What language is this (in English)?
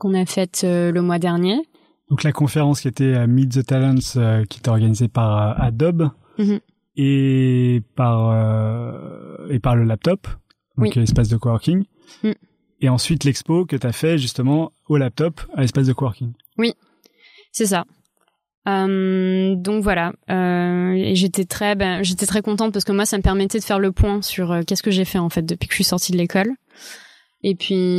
French